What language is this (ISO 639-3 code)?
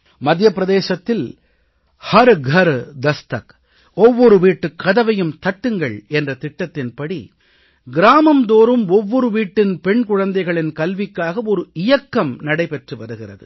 tam